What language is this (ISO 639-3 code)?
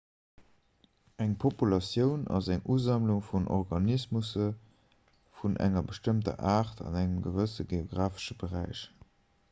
ltz